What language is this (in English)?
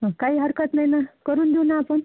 Marathi